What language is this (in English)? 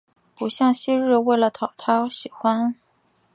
Chinese